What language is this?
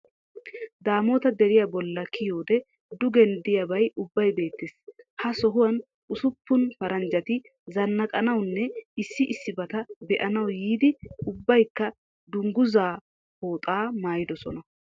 Wolaytta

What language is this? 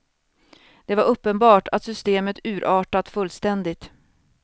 Swedish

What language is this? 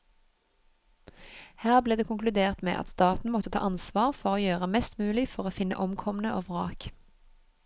Norwegian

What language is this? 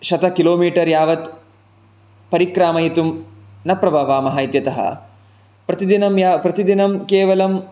Sanskrit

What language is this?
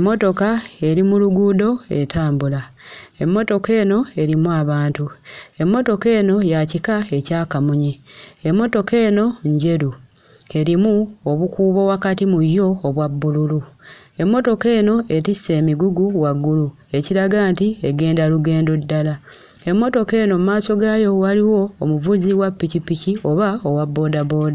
Ganda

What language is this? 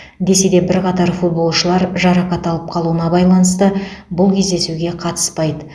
Kazakh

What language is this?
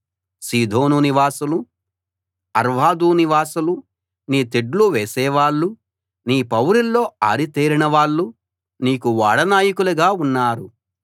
Telugu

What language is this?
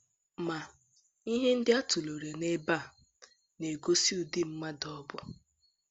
Igbo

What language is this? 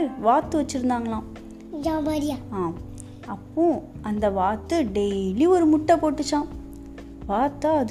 Tamil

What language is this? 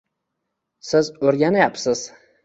Uzbek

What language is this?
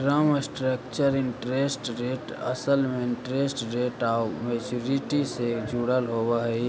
Magahi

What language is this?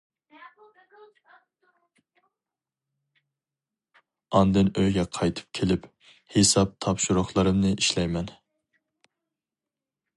Uyghur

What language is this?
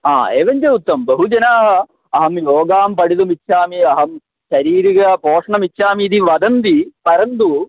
Sanskrit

